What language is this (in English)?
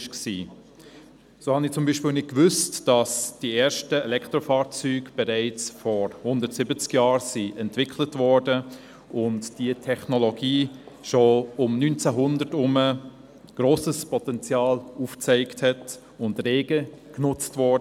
Swiss German